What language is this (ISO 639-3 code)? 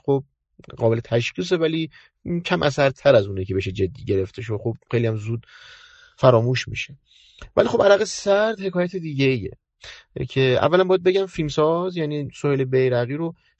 fas